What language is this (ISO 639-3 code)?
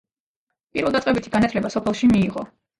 kat